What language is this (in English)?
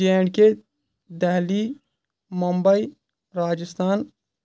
Kashmiri